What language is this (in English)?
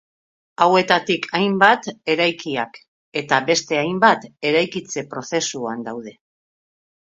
Basque